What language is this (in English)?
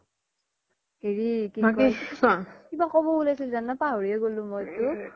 Assamese